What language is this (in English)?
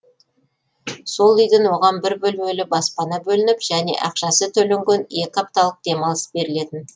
Kazakh